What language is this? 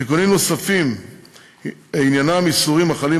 Hebrew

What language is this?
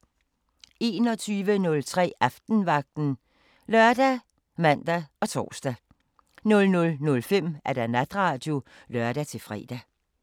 Danish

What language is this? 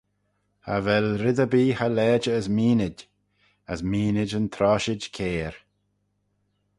Manx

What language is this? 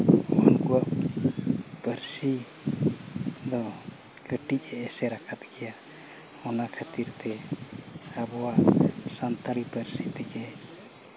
Santali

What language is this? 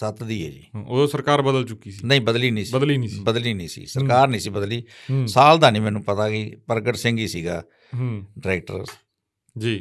Punjabi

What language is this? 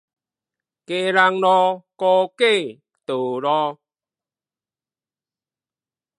Min Nan Chinese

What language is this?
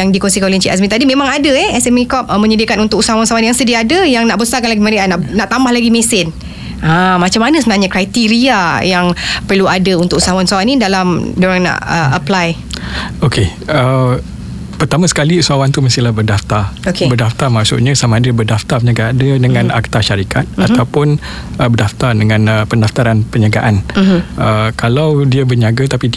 Malay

